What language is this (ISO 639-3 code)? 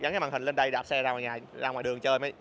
vie